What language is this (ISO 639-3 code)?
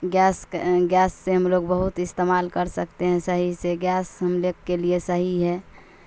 urd